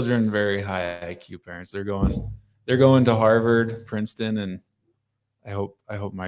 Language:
English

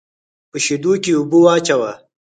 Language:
Pashto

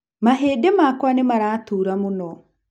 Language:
Kikuyu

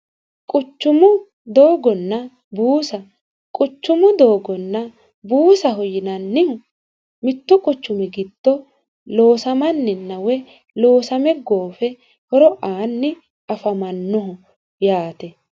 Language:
Sidamo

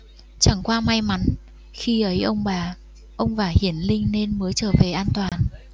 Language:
Vietnamese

